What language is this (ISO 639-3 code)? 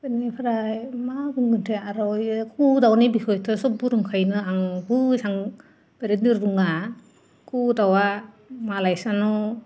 brx